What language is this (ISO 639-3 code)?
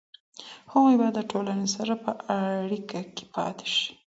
pus